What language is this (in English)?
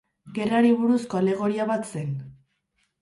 Basque